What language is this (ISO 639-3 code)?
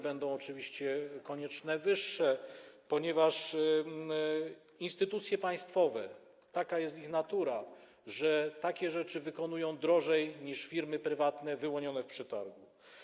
pol